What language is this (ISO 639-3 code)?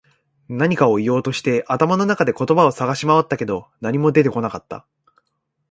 jpn